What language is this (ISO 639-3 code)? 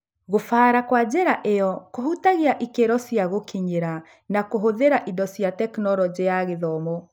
kik